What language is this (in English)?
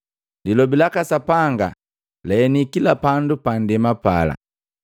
Matengo